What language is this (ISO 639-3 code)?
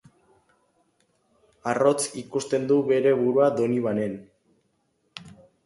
eus